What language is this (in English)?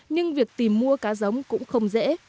Vietnamese